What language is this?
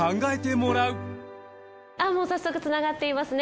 Japanese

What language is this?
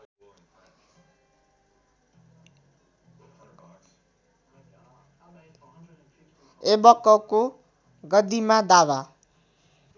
Nepali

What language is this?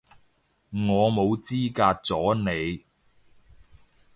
Cantonese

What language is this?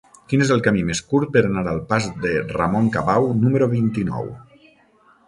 Catalan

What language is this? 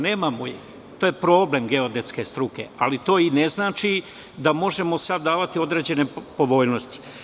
Serbian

